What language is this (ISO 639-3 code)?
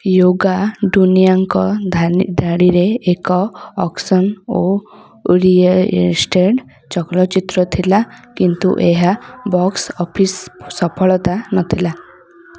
ori